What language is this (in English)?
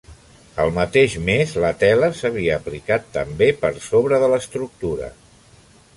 Catalan